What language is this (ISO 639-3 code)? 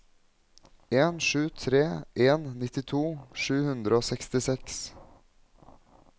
nor